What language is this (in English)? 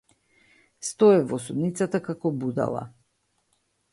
Macedonian